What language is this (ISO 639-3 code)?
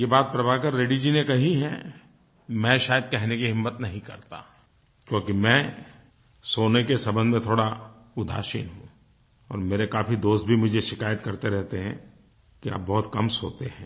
hin